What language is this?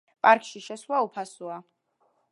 Georgian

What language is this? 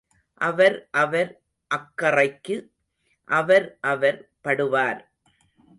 Tamil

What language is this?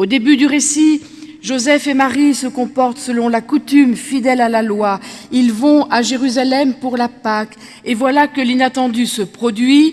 French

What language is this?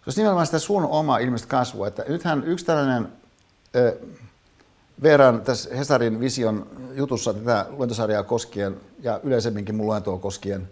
Finnish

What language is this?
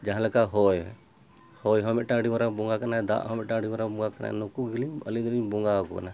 Santali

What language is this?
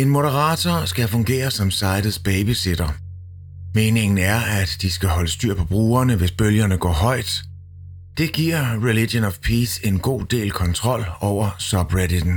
Danish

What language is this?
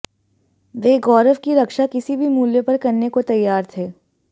Hindi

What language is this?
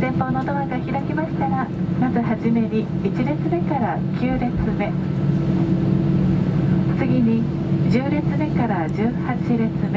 Japanese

